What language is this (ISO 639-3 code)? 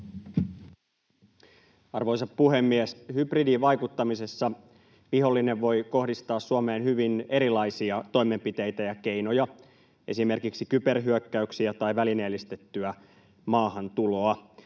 fin